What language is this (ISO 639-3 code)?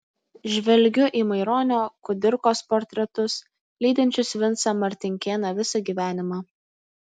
lit